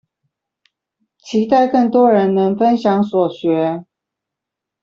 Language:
Chinese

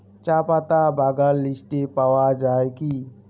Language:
Bangla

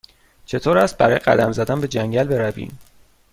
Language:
Persian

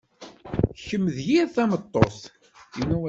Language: Kabyle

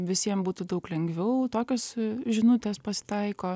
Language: Lithuanian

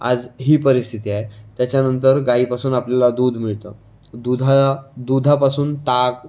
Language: Marathi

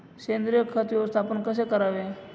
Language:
Marathi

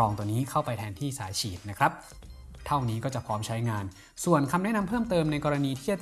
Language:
Thai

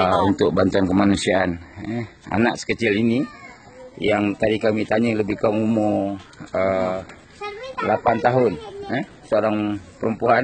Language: Malay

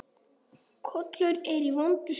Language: Icelandic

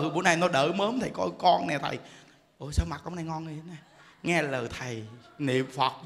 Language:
Vietnamese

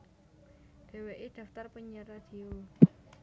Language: Javanese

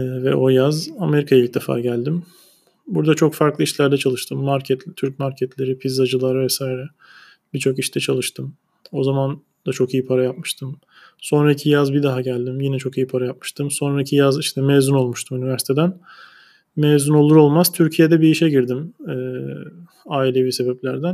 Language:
Turkish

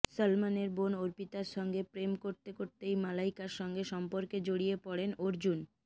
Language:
Bangla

